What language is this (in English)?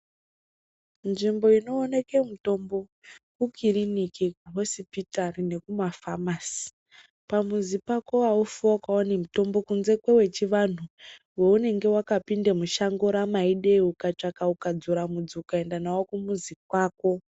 Ndau